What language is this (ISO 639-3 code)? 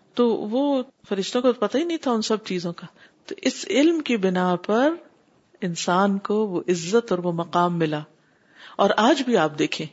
urd